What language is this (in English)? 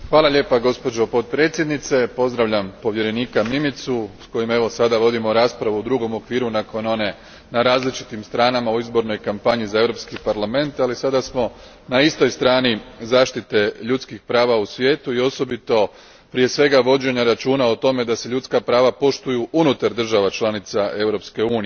Croatian